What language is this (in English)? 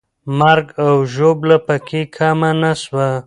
Pashto